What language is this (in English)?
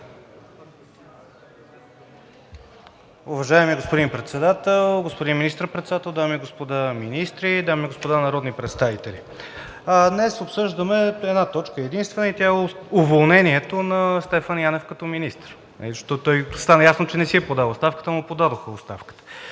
Bulgarian